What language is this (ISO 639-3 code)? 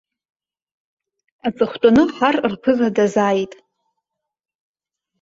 abk